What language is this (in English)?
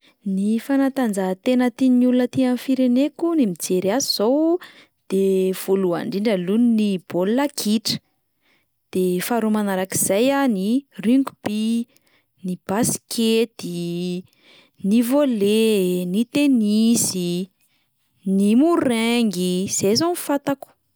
Malagasy